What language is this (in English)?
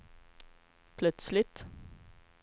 Swedish